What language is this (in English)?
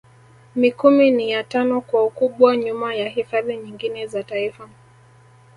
Swahili